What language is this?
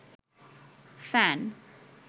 Bangla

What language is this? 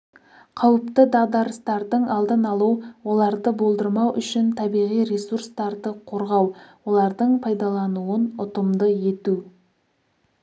Kazakh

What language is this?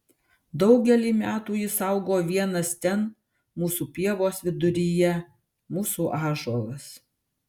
Lithuanian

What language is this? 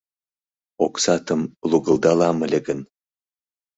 Mari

